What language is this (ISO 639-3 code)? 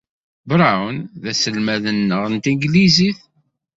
kab